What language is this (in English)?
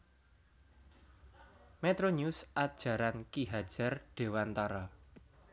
Javanese